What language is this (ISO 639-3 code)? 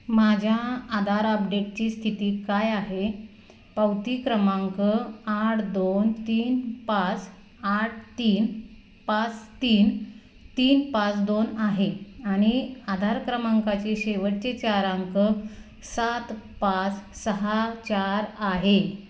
mar